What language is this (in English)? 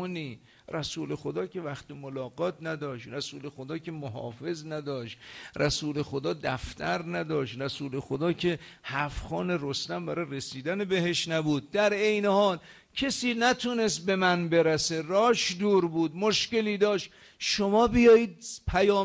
Persian